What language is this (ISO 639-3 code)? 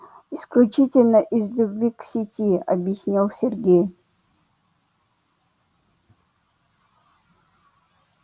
rus